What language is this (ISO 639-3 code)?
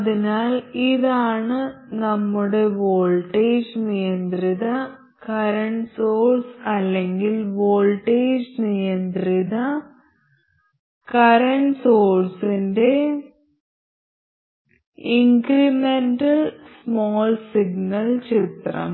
mal